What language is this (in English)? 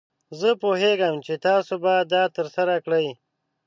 Pashto